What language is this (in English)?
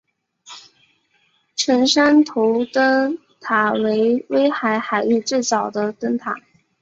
Chinese